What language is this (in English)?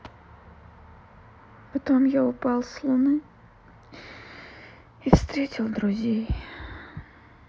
Russian